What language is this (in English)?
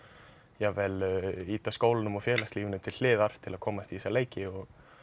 Icelandic